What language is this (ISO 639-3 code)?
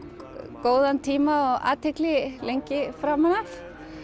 isl